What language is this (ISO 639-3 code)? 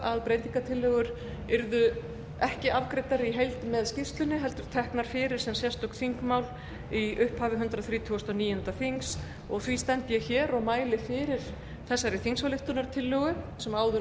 isl